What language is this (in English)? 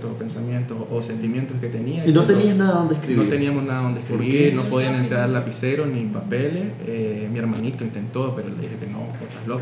Spanish